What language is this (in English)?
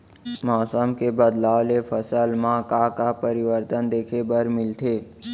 Chhattisgarhi